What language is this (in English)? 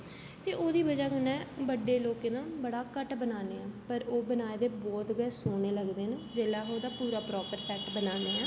Dogri